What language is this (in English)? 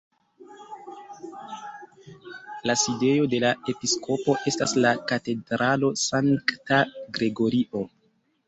Esperanto